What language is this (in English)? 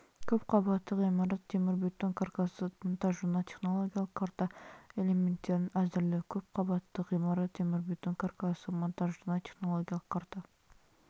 Kazakh